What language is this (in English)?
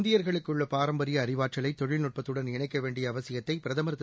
Tamil